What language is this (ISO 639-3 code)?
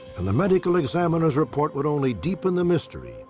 eng